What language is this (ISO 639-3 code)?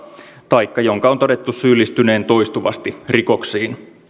fin